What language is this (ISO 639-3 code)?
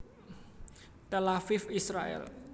jav